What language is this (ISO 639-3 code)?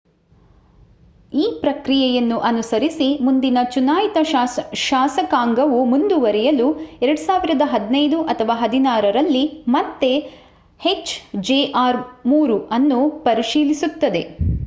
kan